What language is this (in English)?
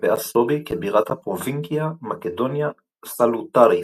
Hebrew